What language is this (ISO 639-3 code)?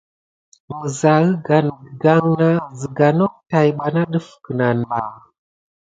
gid